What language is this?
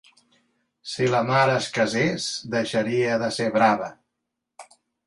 Catalan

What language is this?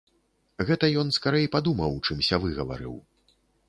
Belarusian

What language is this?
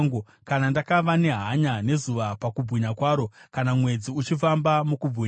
Shona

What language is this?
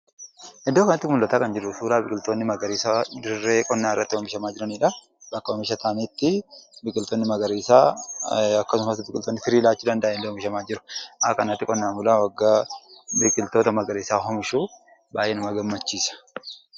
Oromo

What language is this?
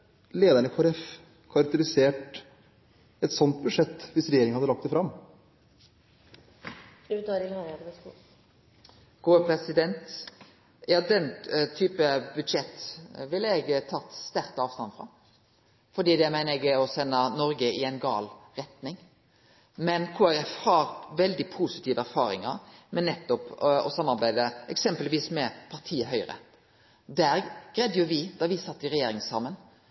Norwegian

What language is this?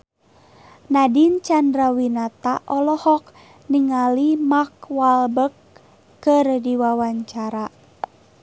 Sundanese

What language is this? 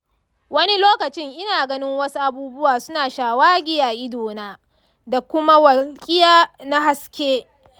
Hausa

